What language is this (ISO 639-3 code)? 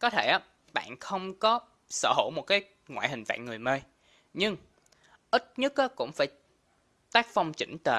vie